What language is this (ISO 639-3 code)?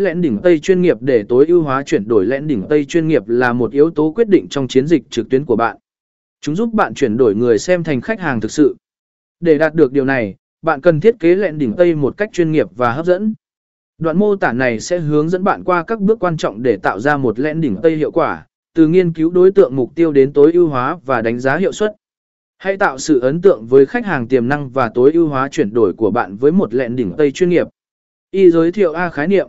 vie